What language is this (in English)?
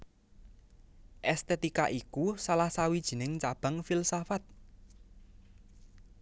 Javanese